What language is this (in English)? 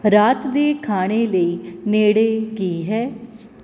Punjabi